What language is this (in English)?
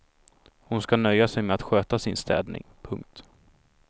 Swedish